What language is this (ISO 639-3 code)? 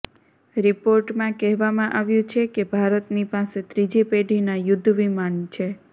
guj